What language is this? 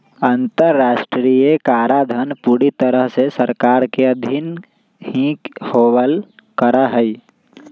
Magahi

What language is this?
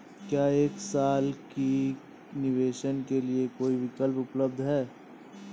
Hindi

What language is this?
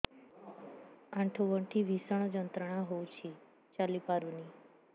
Odia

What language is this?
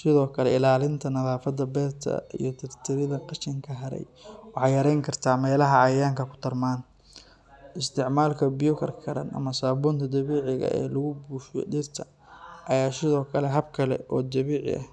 Somali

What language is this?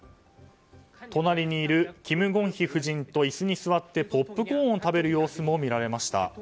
Japanese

